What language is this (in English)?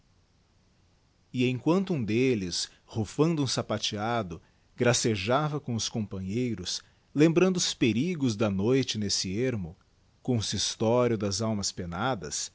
Portuguese